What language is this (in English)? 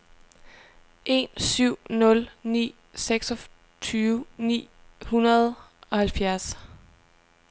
Danish